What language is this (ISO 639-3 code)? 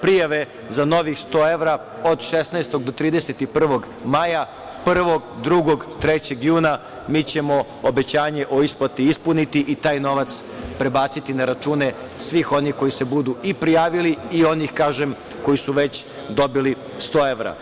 srp